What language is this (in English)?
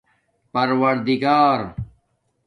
Domaaki